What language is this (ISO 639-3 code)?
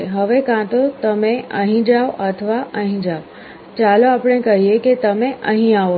guj